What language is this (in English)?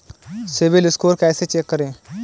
Hindi